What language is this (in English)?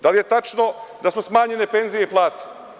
Serbian